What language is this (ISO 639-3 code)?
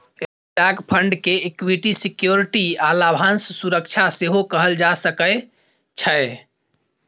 mai